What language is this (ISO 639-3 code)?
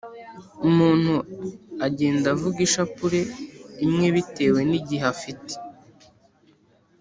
kin